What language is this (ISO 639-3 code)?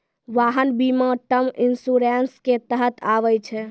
mai